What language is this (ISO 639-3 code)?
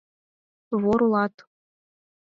chm